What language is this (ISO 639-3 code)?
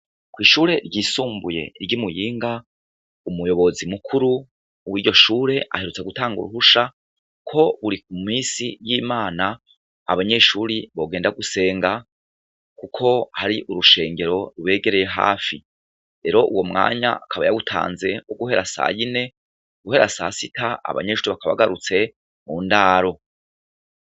run